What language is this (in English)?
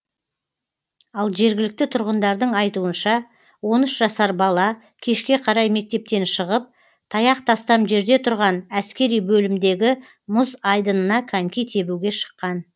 Kazakh